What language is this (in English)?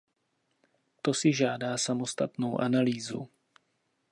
Czech